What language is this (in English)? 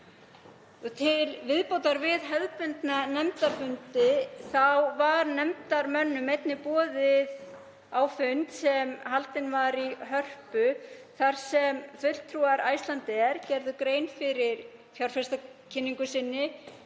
Icelandic